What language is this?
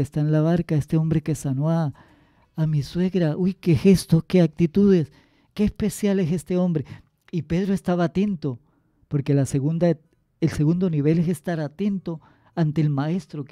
Spanish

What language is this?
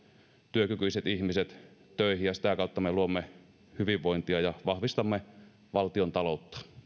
Finnish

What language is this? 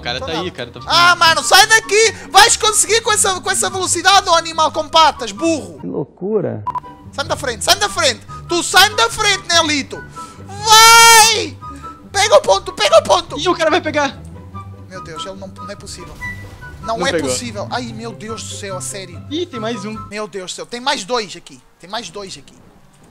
Portuguese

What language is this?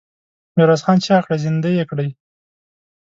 Pashto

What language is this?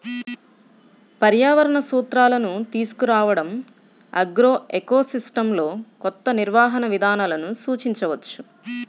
Telugu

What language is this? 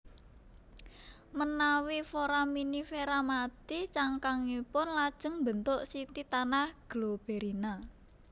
Javanese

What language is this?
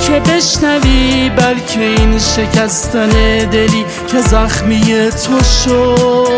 Persian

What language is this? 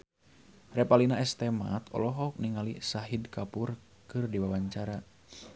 Sundanese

